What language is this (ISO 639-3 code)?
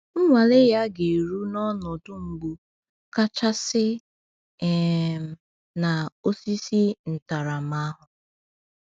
ibo